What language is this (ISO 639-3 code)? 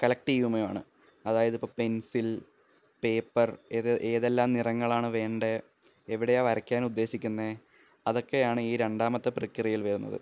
mal